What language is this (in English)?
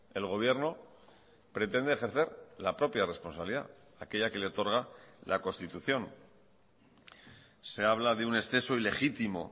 Spanish